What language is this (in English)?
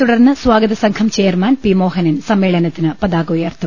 Malayalam